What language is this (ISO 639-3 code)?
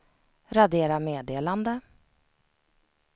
swe